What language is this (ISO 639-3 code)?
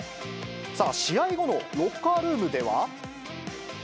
jpn